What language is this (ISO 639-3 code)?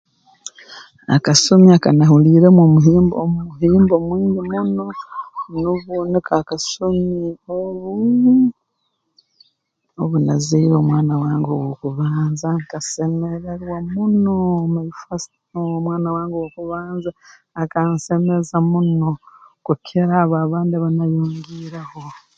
ttj